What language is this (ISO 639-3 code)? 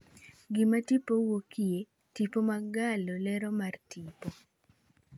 luo